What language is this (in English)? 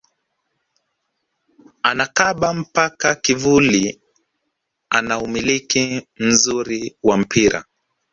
Swahili